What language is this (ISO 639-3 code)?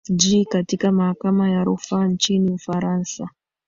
swa